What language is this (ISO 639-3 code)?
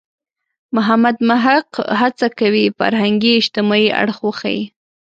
pus